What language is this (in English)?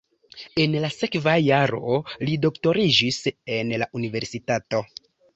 Esperanto